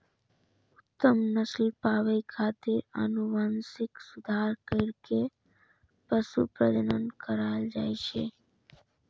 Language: Maithili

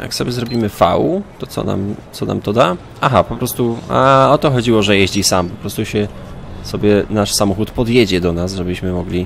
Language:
Polish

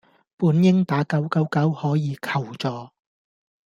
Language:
Cantonese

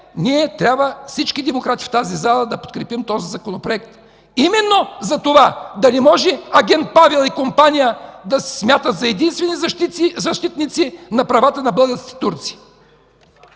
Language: Bulgarian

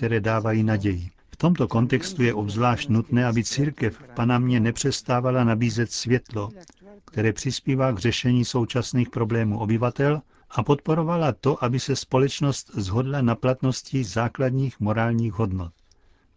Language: Czech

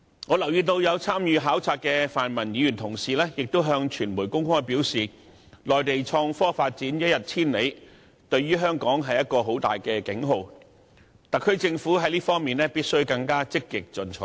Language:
Cantonese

